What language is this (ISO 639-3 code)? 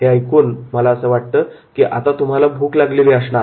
mar